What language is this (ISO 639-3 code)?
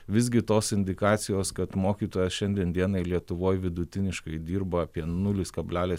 lit